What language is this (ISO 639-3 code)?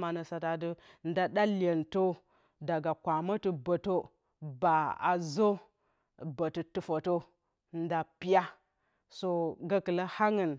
bcy